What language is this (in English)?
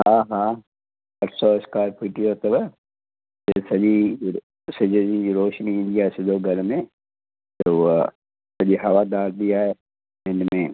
Sindhi